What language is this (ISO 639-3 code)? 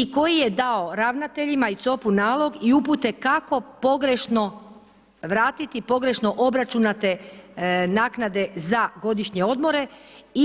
hrv